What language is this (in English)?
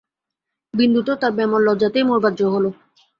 Bangla